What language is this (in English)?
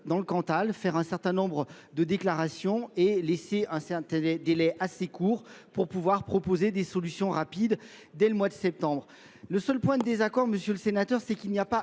French